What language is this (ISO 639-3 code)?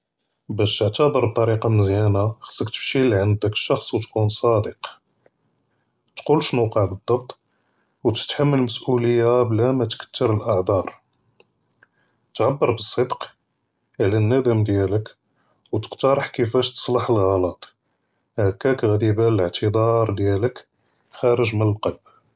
jrb